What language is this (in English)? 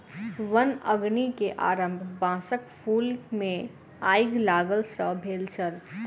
Maithili